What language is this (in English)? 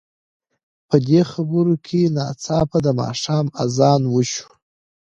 Pashto